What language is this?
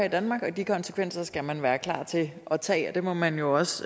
Danish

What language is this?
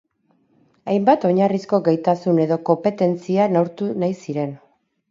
Basque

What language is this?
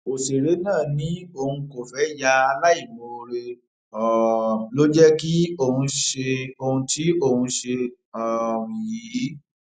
Yoruba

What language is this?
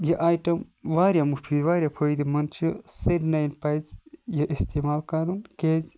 Kashmiri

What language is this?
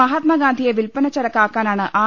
Malayalam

